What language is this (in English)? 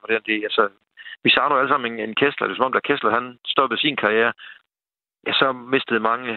Danish